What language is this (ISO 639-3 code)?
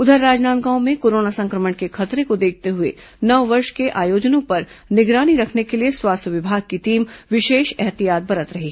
hin